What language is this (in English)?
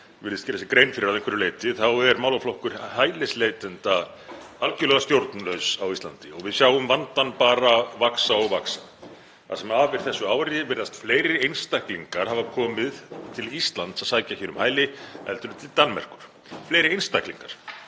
Icelandic